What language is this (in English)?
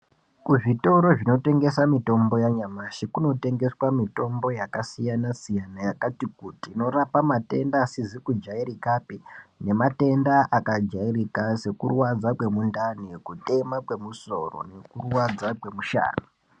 Ndau